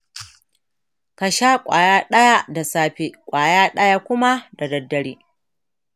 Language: Hausa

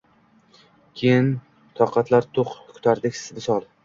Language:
Uzbek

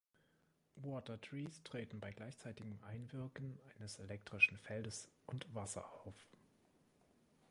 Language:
German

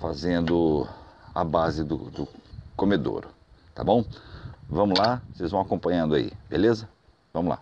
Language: Portuguese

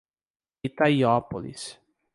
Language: Portuguese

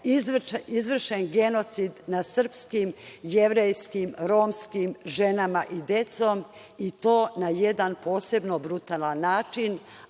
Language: Serbian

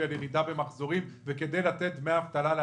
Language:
Hebrew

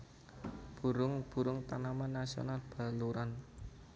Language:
Javanese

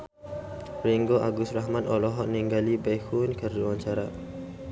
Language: Sundanese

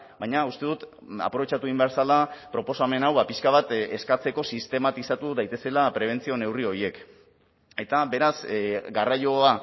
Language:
Basque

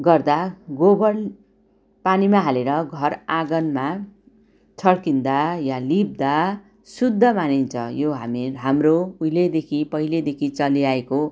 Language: Nepali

